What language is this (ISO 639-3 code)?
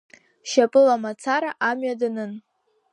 abk